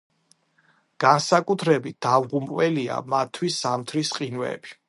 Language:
Georgian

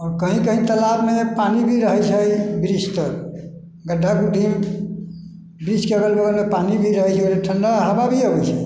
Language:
Maithili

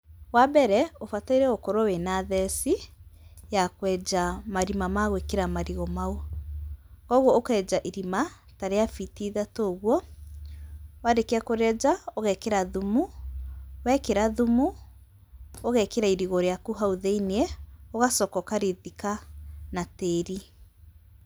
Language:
Kikuyu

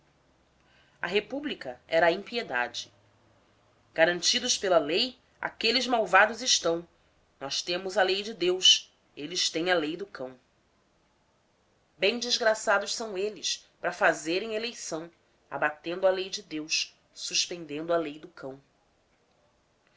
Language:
Portuguese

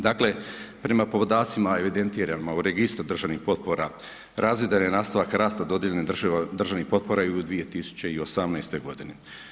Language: Croatian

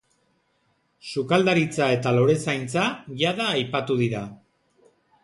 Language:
Basque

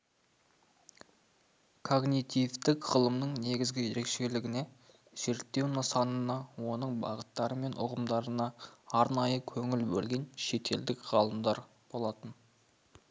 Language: Kazakh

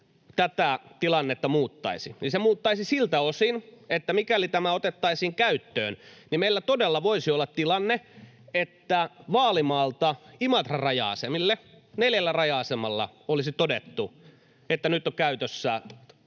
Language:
Finnish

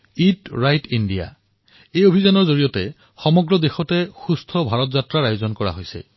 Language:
Assamese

